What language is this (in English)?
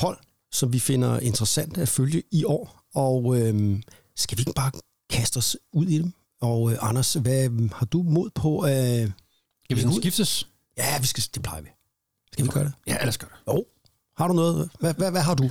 Danish